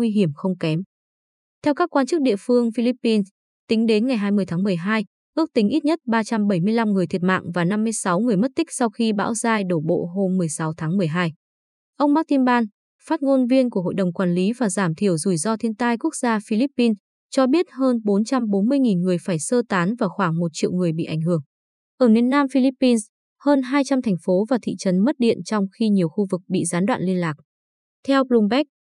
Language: Vietnamese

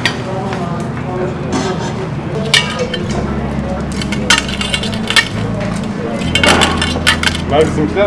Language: Turkish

